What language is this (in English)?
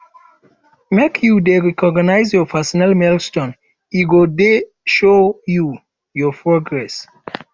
Nigerian Pidgin